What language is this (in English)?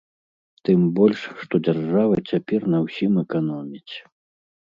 Belarusian